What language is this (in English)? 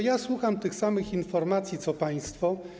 Polish